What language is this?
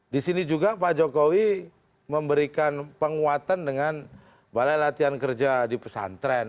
Indonesian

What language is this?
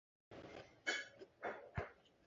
Chinese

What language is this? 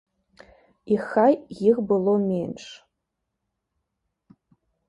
Belarusian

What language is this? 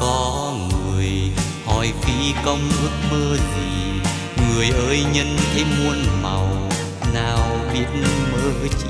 Vietnamese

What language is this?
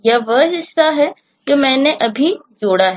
Hindi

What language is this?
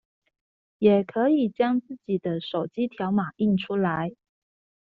Chinese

